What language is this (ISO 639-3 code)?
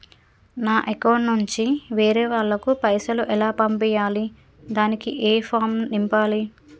tel